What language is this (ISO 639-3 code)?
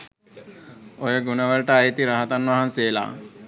sin